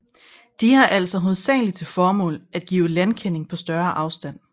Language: Danish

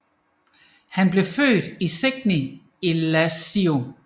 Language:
Danish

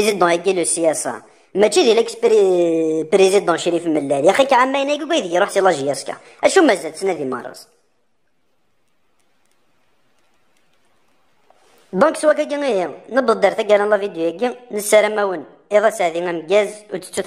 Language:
Arabic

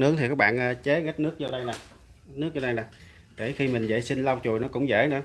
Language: Vietnamese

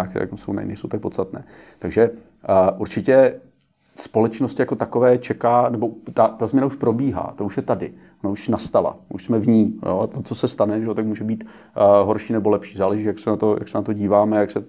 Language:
Czech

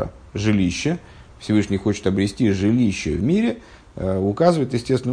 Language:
Russian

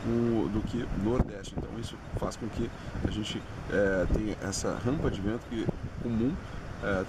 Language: Portuguese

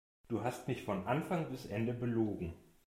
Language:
German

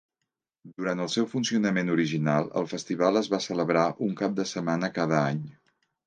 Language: Catalan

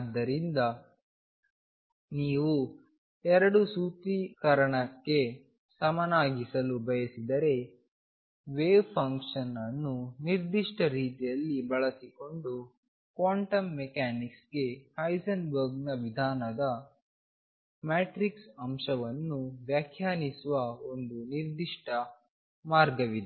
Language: Kannada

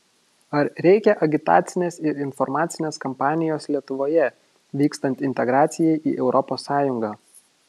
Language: Lithuanian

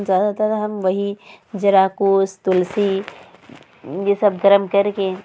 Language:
Urdu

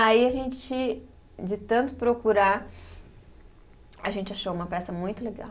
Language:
Portuguese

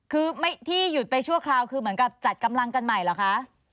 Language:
Thai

